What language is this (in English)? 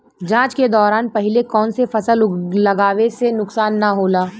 Bhojpuri